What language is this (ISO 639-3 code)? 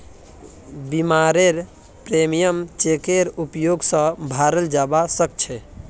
mag